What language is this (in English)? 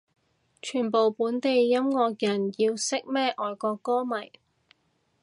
Cantonese